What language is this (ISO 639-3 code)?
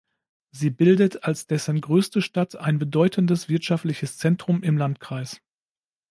deu